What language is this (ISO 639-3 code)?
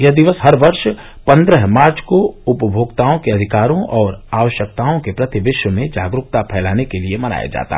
hin